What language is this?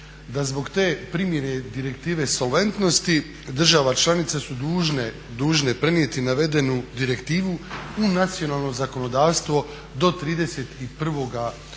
Croatian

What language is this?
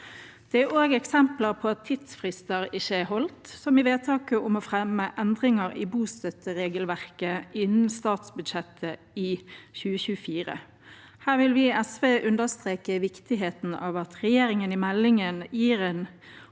Norwegian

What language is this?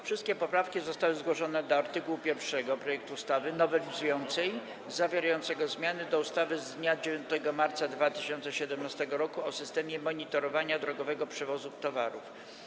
Polish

